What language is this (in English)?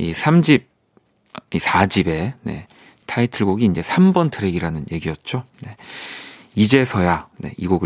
Korean